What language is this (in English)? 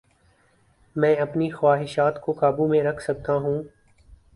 Urdu